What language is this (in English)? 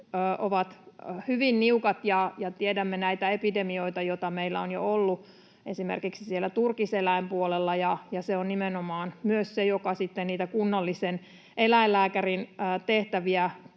Finnish